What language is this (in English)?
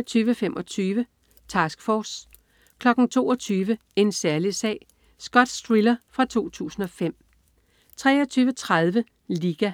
Danish